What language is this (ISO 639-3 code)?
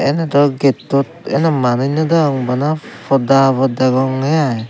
ccp